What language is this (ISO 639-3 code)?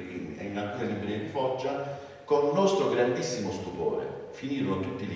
ita